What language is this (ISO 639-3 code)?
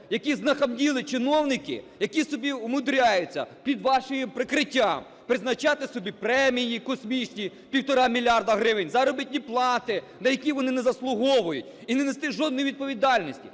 ukr